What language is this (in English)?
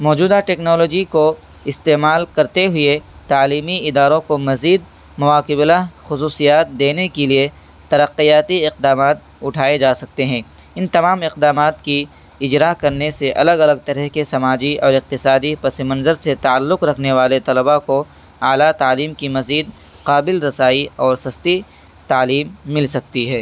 Urdu